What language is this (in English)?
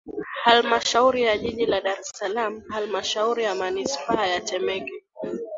Swahili